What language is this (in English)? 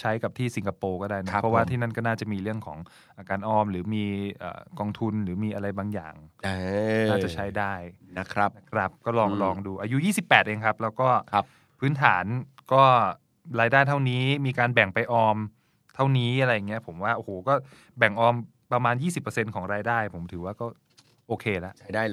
Thai